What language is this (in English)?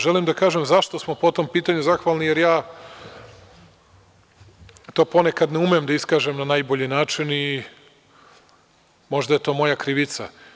Serbian